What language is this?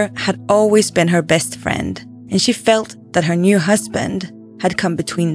English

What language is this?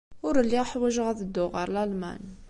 Kabyle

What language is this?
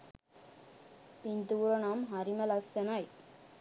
Sinhala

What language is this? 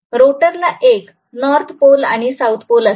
Marathi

